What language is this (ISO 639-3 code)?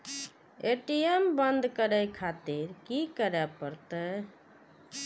mai